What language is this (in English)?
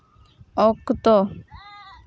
Santali